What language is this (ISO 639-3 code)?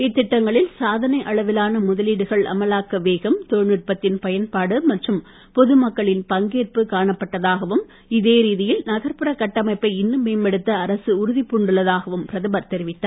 tam